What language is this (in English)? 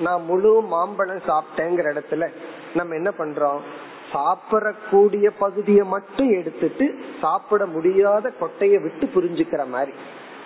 Tamil